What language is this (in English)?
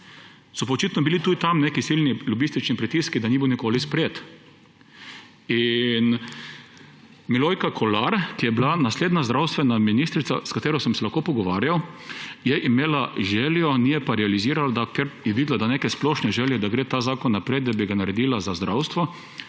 Slovenian